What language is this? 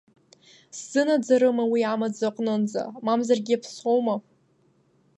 Abkhazian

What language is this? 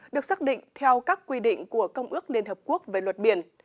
Vietnamese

